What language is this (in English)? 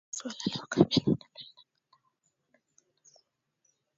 Swahili